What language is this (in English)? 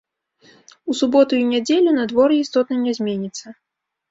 Belarusian